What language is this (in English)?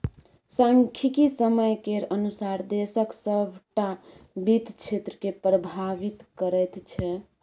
Maithili